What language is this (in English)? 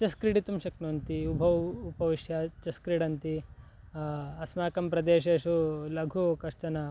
Sanskrit